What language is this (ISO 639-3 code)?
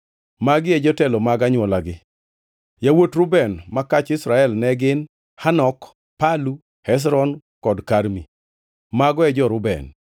luo